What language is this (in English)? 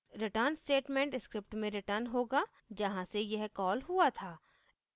Hindi